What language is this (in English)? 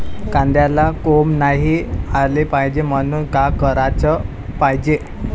Marathi